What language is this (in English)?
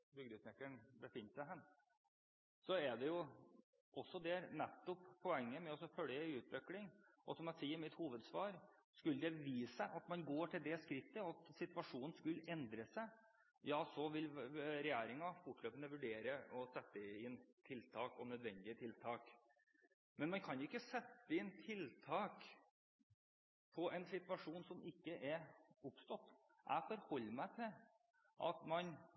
Norwegian Bokmål